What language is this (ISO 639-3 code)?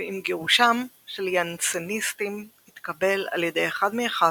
heb